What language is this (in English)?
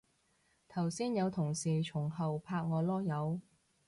Cantonese